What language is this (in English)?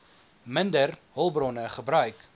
Afrikaans